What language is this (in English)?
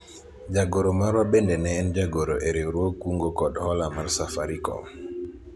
Luo (Kenya and Tanzania)